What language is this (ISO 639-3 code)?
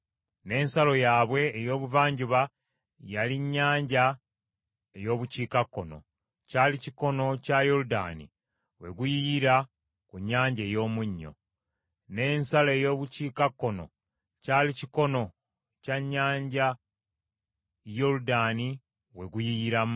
lug